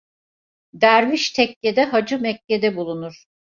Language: Turkish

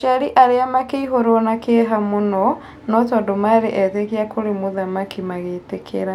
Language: Kikuyu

